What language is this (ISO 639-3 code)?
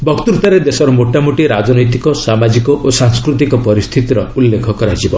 ori